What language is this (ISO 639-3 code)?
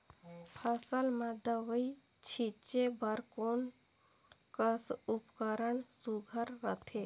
hne